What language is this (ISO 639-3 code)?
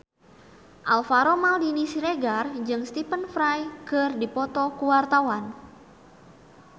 sun